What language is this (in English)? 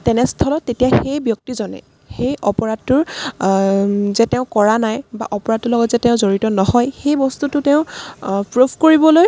Assamese